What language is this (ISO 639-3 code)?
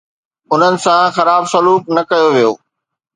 snd